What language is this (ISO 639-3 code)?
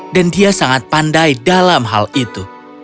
ind